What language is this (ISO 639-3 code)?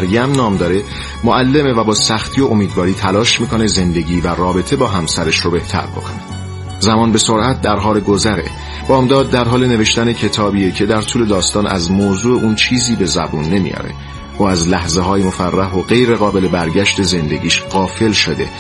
fas